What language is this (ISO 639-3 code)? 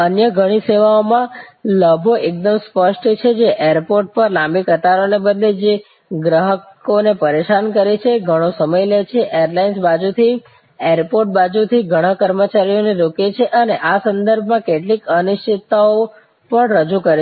guj